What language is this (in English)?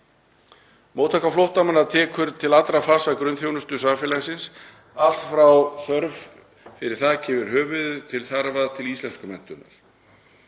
Icelandic